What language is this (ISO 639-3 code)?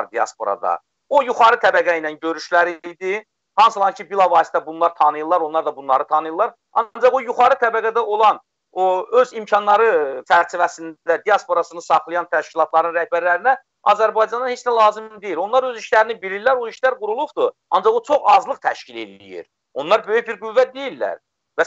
tur